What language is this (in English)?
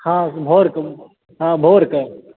Maithili